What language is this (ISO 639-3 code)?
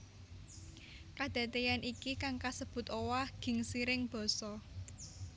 jav